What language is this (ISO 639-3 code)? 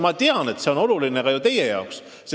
est